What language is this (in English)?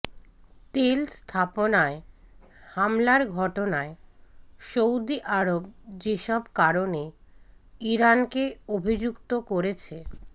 Bangla